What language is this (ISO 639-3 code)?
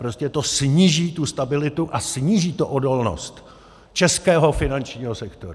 ces